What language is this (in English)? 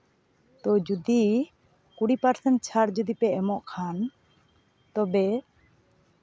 Santali